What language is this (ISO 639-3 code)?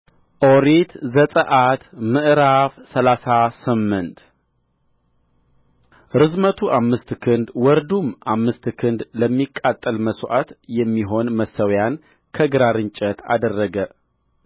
amh